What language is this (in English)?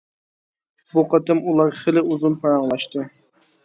Uyghur